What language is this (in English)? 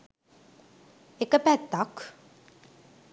Sinhala